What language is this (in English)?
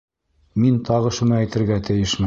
Bashkir